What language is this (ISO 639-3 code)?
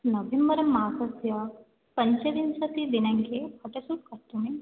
san